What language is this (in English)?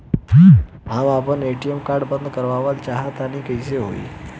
Bhojpuri